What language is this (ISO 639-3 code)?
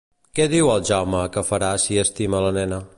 cat